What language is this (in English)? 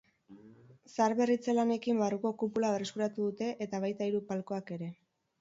Basque